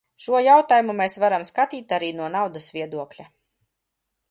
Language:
Latvian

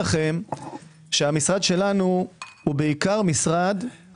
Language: Hebrew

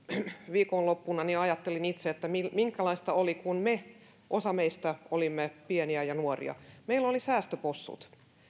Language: Finnish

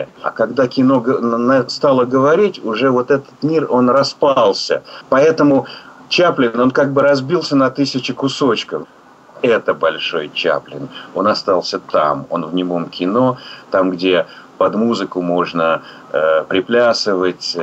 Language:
Russian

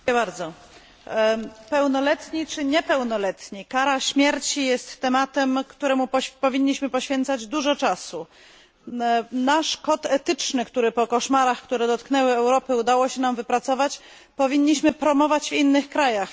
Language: Polish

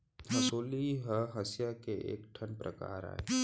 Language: Chhattisgarhi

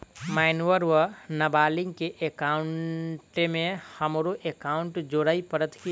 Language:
Maithili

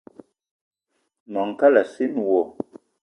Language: Eton (Cameroon)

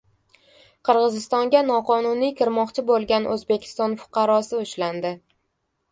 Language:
Uzbek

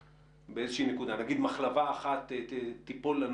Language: Hebrew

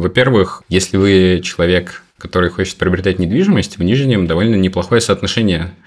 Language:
Russian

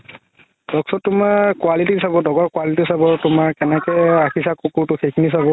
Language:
Assamese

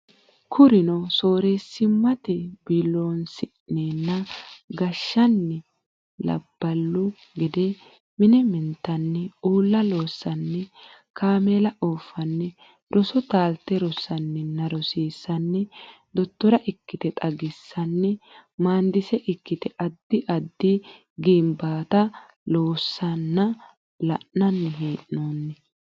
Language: Sidamo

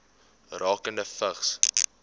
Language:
Afrikaans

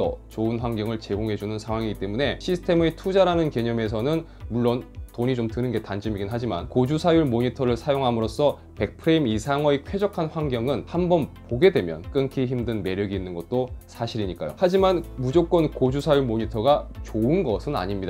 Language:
Korean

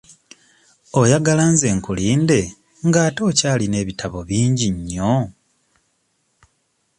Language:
Ganda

